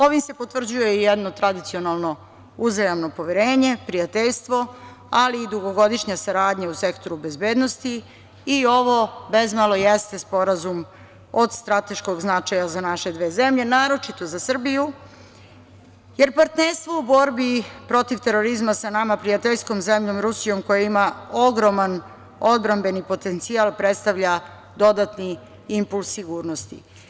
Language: Serbian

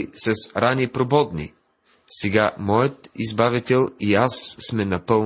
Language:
Bulgarian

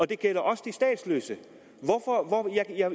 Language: Danish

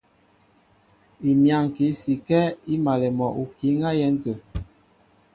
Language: Mbo (Cameroon)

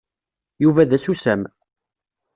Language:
Kabyle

